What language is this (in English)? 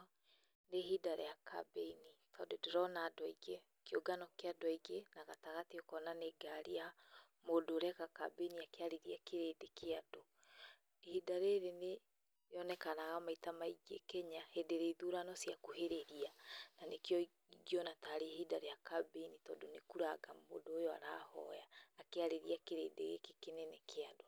Kikuyu